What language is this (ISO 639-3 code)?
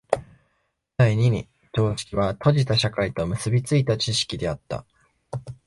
jpn